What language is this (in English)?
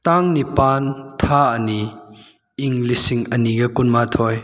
Manipuri